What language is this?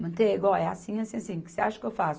Portuguese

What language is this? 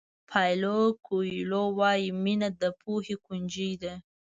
Pashto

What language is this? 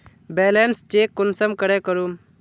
Magahi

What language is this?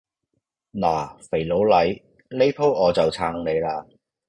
Cantonese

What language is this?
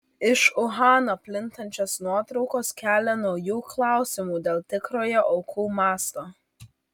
Lithuanian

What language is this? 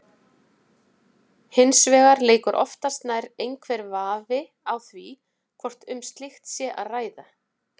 Icelandic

